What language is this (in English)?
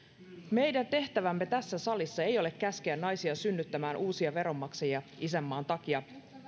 Finnish